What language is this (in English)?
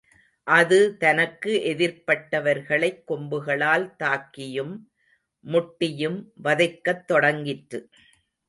Tamil